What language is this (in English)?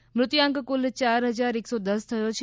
Gujarati